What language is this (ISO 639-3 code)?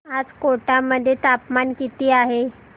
mar